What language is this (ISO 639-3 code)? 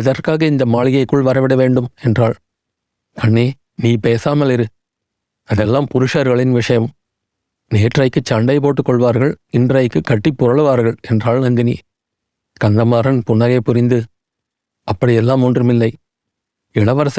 tam